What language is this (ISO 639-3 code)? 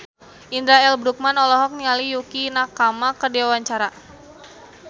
sun